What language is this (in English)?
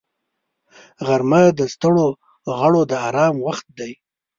Pashto